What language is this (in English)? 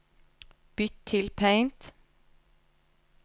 Norwegian